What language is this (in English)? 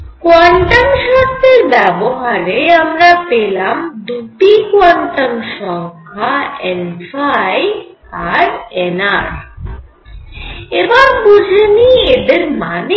Bangla